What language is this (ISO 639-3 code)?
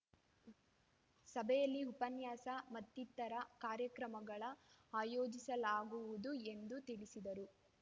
kan